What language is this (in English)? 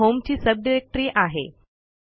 Marathi